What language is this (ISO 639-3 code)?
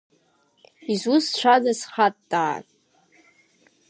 abk